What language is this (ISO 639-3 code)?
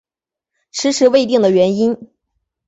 zho